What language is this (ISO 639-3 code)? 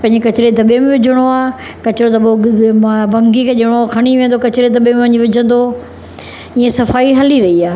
snd